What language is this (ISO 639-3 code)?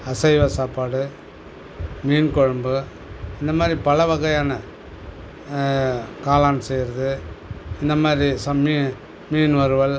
tam